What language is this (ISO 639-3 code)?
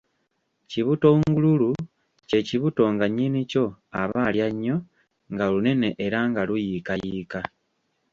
lug